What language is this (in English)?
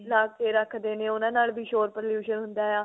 Punjabi